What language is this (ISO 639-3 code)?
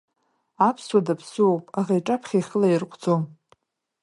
abk